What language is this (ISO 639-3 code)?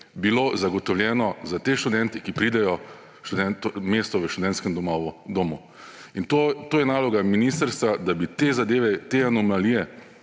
slv